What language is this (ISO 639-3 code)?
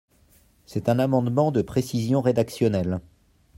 fra